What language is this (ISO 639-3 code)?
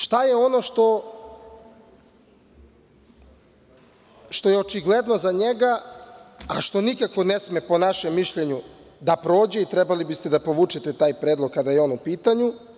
srp